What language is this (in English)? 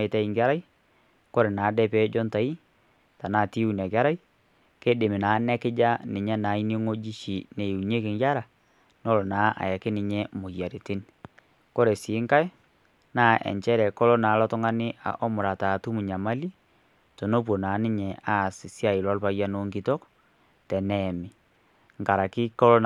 Masai